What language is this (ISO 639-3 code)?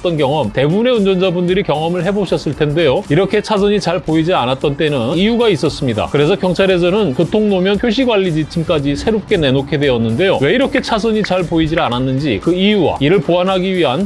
kor